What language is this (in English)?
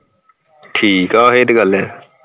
Punjabi